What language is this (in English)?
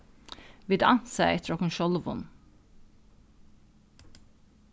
Faroese